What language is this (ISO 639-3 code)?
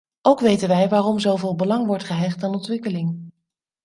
nld